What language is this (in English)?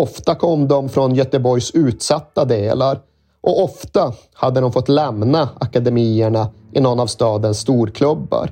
Swedish